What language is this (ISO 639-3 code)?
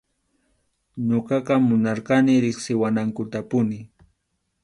qxu